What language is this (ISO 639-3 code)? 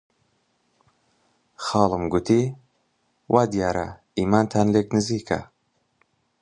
ckb